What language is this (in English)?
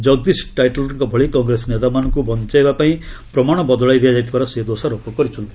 Odia